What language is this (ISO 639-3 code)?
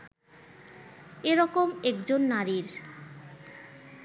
ben